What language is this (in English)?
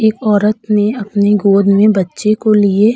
Hindi